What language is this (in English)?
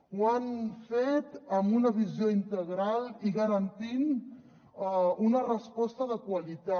Catalan